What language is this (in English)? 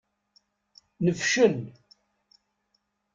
Kabyle